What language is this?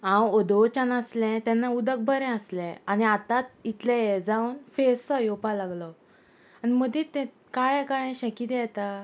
Konkani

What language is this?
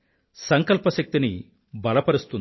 Telugu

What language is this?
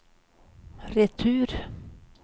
Swedish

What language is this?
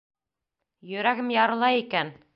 Bashkir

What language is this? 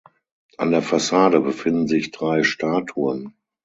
German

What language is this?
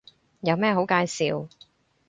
Cantonese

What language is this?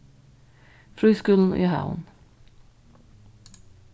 Faroese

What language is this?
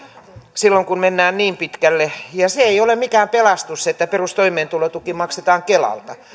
Finnish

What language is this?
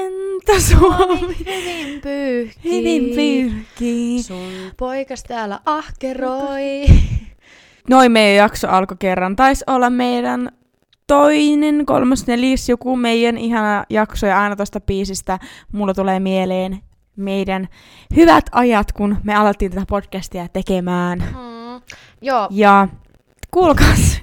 Finnish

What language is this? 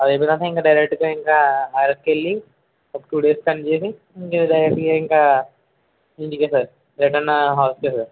Telugu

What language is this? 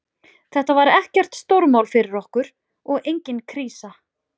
Icelandic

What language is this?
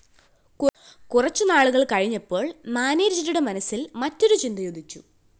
Malayalam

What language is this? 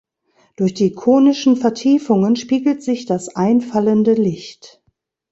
German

